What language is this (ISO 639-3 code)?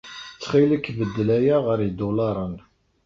kab